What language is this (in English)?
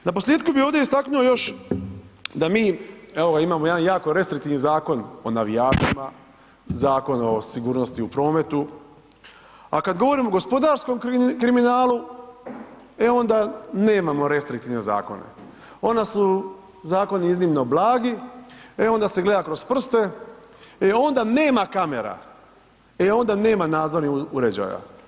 Croatian